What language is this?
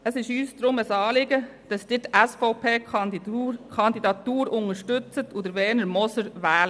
Swiss German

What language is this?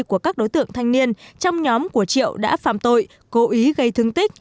Vietnamese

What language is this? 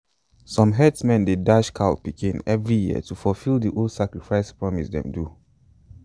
Nigerian Pidgin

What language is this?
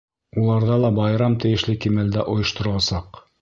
Bashkir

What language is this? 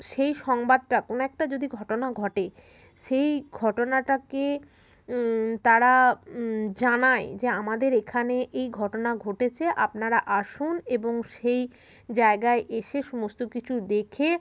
Bangla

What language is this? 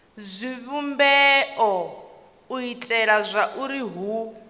Venda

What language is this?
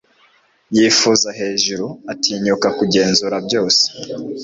Kinyarwanda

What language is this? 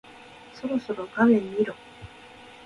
Japanese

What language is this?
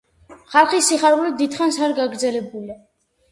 Georgian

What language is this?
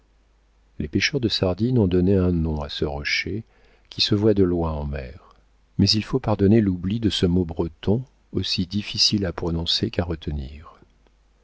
French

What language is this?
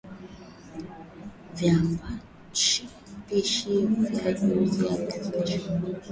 Swahili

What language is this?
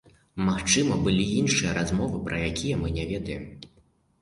Belarusian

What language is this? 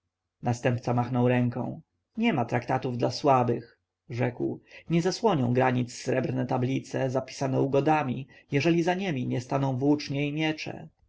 Polish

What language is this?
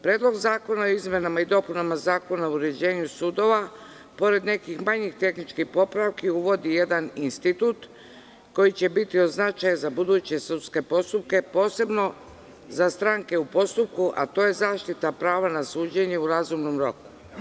Serbian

